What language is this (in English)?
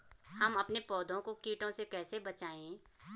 Hindi